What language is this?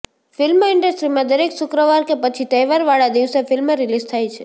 Gujarati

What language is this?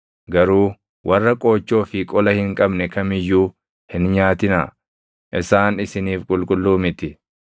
Oromo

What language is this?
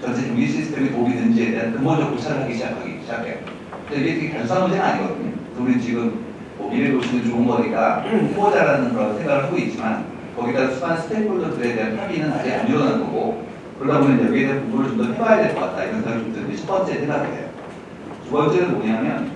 Korean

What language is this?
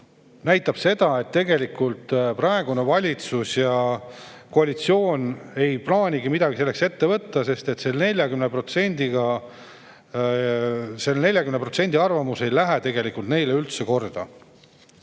Estonian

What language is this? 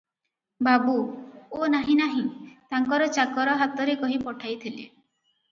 Odia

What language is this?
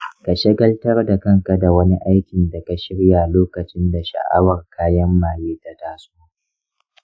Hausa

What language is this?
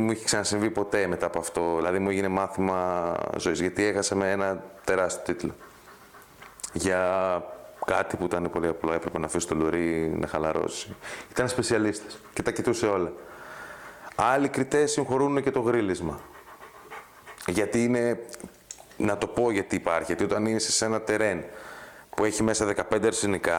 Greek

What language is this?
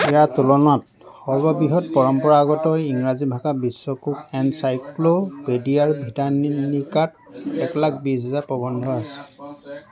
Assamese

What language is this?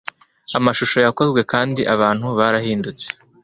Kinyarwanda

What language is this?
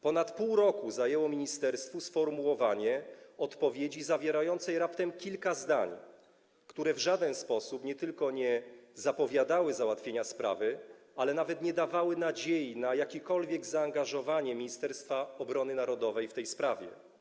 Polish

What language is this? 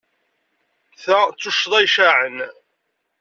Kabyle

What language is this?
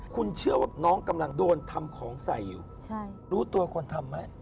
Thai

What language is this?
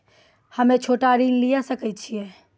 Maithili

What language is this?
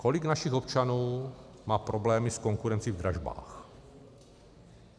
Czech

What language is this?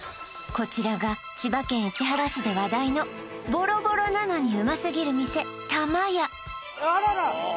Japanese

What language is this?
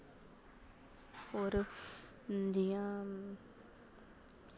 Dogri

